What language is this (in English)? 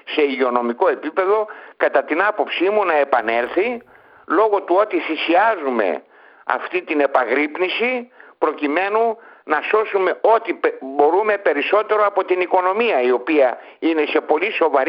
Greek